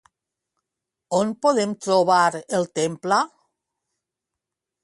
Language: Catalan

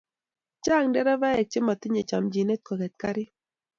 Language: Kalenjin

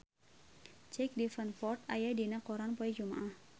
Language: Sundanese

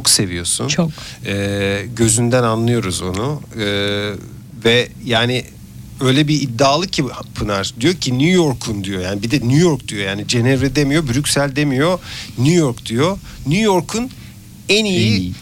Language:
Turkish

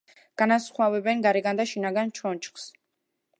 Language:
Georgian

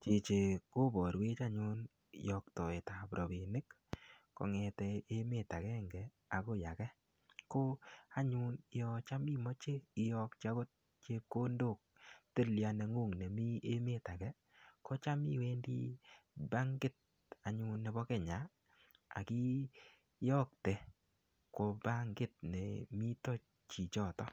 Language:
Kalenjin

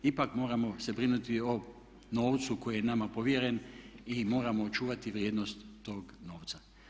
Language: Croatian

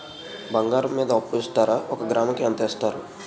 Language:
Telugu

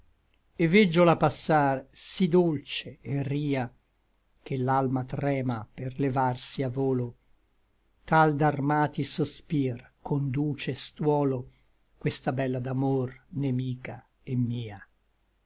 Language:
Italian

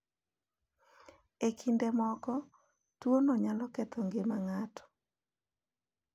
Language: Luo (Kenya and Tanzania)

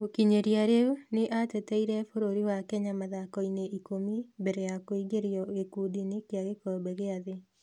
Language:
Kikuyu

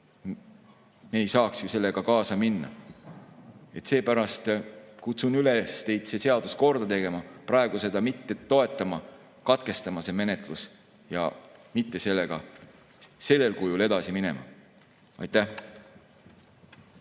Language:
Estonian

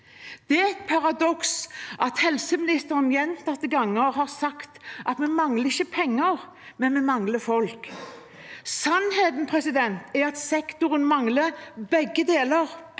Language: Norwegian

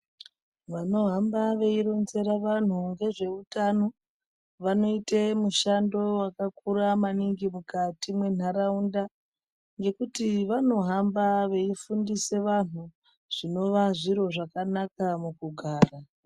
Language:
Ndau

